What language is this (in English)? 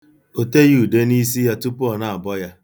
Igbo